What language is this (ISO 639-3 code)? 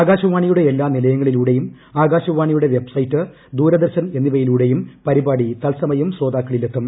mal